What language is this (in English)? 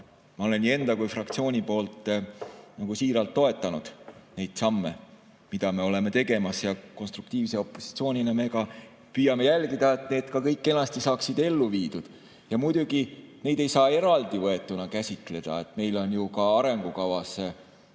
Estonian